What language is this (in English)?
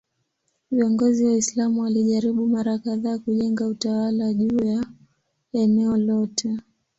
Swahili